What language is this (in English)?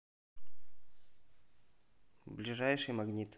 Russian